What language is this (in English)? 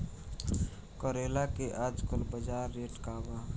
Bhojpuri